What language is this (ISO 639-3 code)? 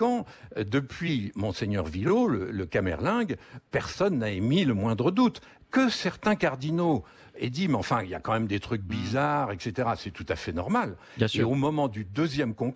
fra